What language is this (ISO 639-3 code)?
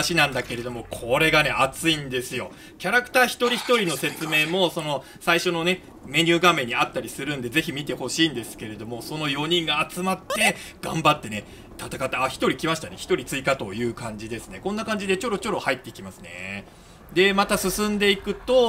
jpn